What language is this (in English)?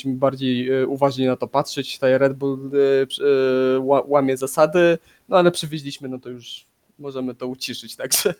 Polish